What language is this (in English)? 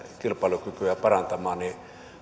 Finnish